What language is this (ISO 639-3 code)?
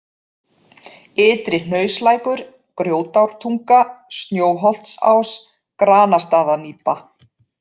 isl